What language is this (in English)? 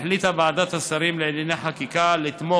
Hebrew